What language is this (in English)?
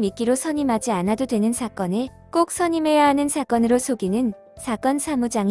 Korean